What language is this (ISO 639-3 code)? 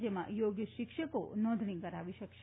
guj